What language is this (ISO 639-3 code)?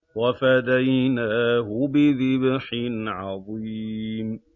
ara